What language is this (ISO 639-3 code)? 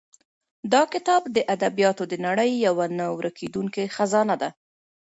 pus